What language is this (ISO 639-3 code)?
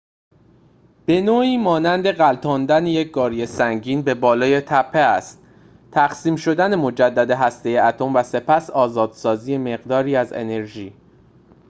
fas